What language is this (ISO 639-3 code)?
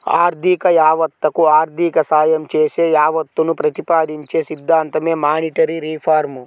tel